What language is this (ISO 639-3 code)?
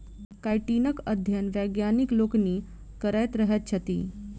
mai